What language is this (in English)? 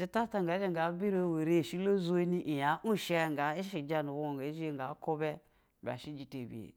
Basa (Nigeria)